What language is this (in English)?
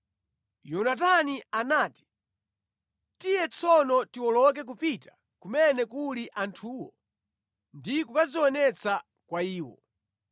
Nyanja